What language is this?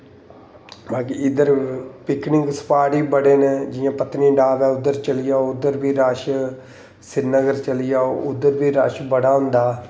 Dogri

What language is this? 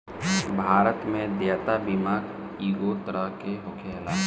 Bhojpuri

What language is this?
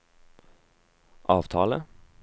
Norwegian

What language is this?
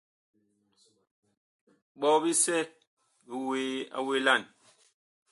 Bakoko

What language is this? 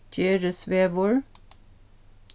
Faroese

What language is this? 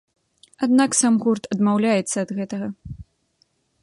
Belarusian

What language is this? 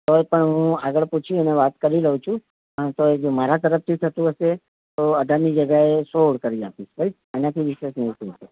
Gujarati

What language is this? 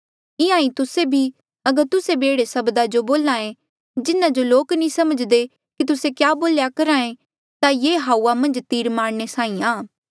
Mandeali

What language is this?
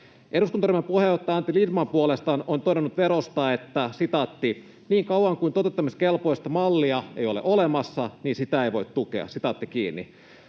Finnish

